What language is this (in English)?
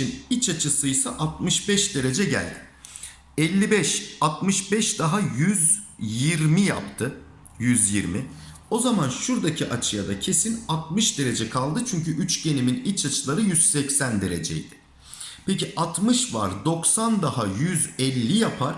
Turkish